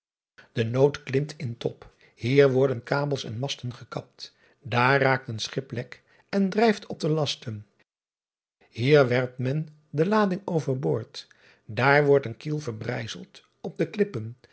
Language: Dutch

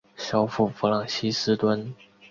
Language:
Chinese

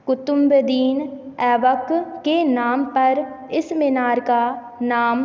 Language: Hindi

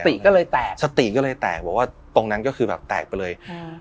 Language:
Thai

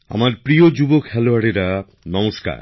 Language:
Bangla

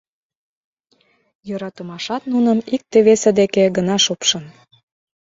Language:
Mari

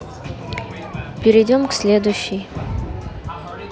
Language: Russian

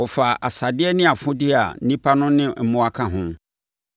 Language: Akan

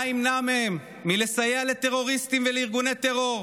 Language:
Hebrew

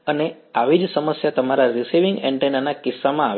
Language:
Gujarati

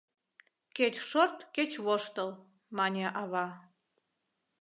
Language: Mari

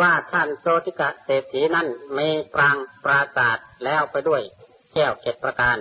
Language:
Thai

